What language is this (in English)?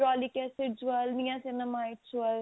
Punjabi